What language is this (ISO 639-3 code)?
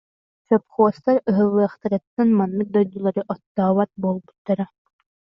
sah